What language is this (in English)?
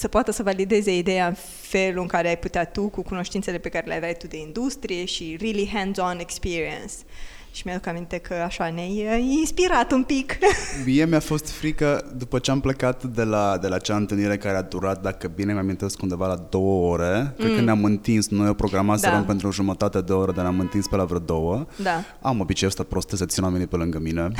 Romanian